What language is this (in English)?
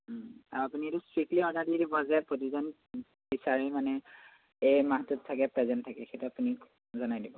Assamese